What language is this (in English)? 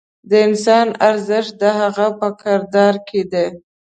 Pashto